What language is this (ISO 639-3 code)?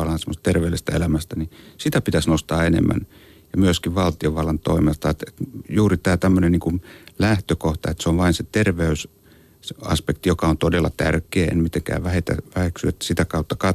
fin